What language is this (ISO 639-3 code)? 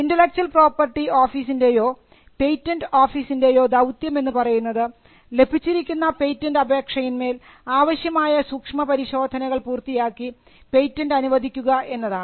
mal